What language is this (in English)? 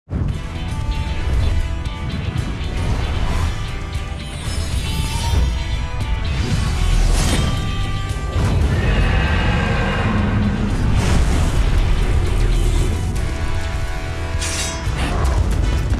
Korean